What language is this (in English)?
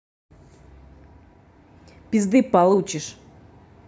Russian